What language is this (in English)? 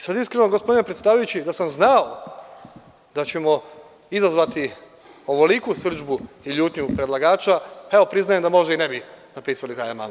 Serbian